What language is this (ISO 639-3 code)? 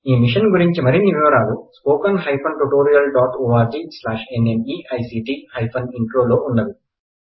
tel